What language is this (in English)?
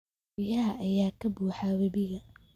Somali